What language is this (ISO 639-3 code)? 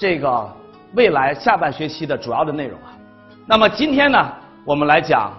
zho